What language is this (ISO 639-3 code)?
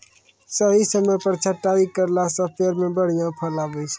mai